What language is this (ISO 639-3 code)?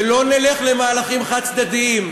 heb